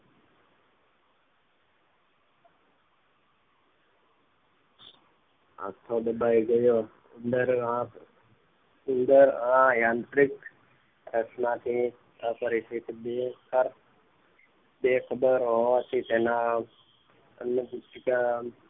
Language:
Gujarati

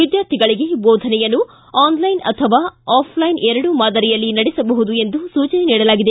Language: Kannada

